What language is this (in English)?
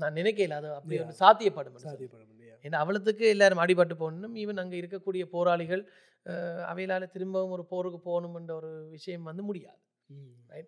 Tamil